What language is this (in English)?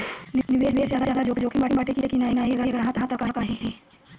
Bhojpuri